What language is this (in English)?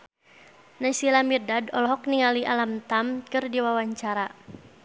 Sundanese